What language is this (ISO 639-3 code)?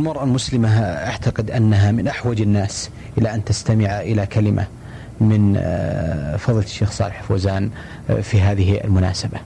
ara